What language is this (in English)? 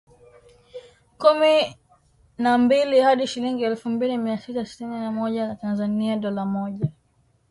Swahili